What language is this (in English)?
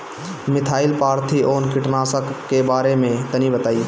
Bhojpuri